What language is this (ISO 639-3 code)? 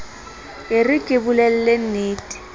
sot